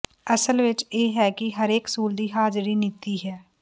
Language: Punjabi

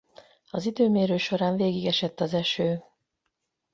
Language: Hungarian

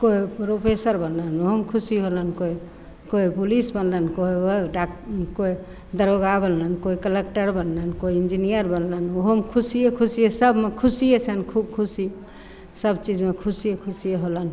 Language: Maithili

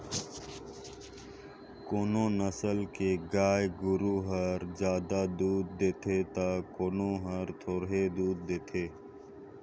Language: Chhattisgarhi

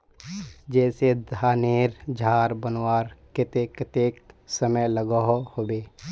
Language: Magahi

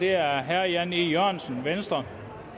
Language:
Danish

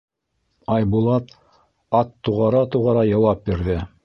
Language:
Bashkir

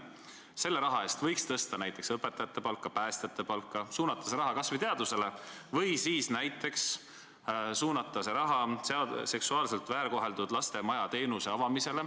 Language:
Estonian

